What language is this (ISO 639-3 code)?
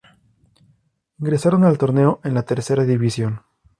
spa